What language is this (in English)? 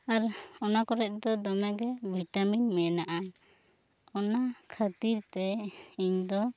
Santali